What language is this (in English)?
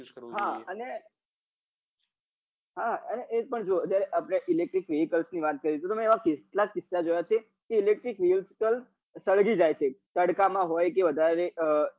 Gujarati